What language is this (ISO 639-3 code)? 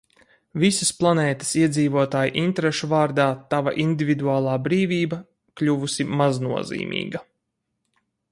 lav